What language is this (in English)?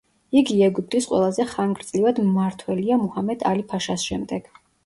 Georgian